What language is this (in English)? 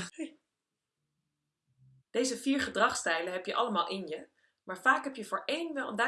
Dutch